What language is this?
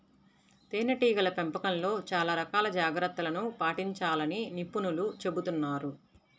Telugu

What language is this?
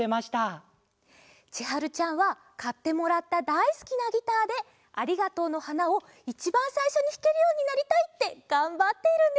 Japanese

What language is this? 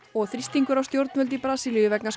Icelandic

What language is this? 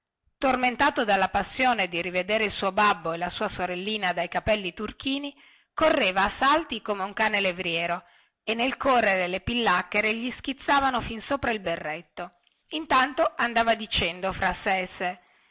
Italian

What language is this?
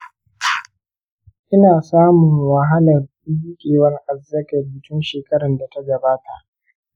Hausa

